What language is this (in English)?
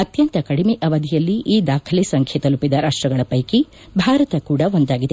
Kannada